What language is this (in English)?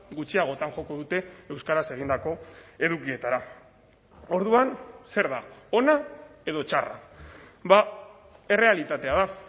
Basque